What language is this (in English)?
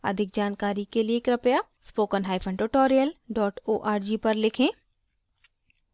Hindi